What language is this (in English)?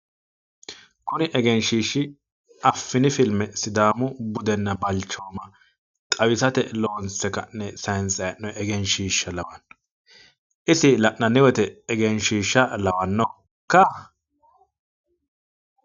Sidamo